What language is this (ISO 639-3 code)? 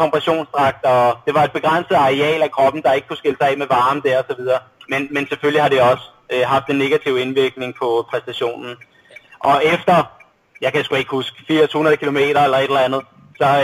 dan